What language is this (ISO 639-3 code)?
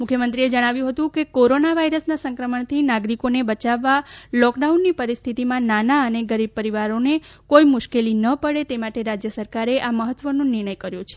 guj